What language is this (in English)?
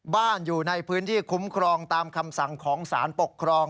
Thai